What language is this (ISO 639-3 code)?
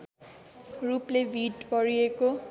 nep